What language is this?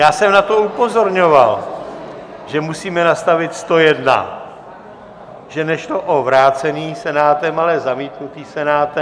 Czech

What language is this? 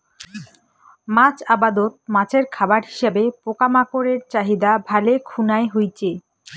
Bangla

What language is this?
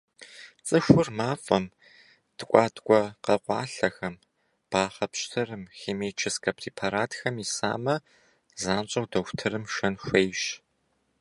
Kabardian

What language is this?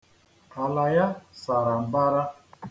Igbo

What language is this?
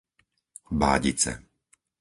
Slovak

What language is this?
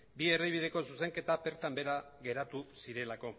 Basque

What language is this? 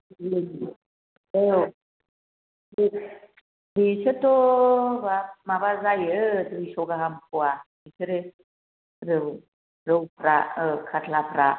Bodo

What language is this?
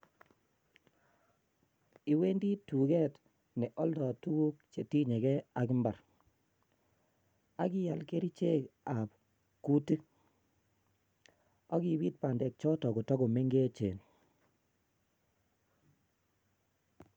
Kalenjin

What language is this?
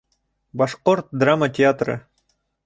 Bashkir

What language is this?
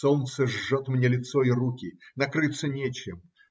Russian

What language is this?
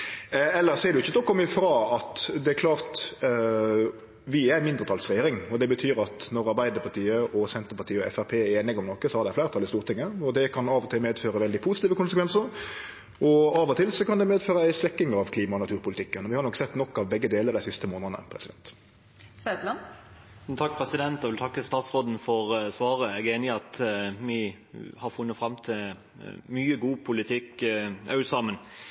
Norwegian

